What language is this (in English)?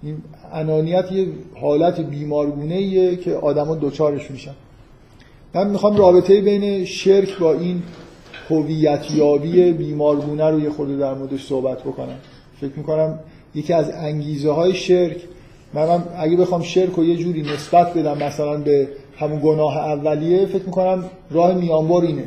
Persian